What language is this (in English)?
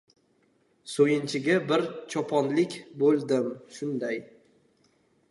Uzbek